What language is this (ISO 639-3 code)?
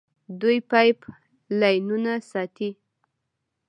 pus